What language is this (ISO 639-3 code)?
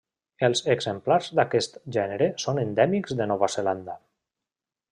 cat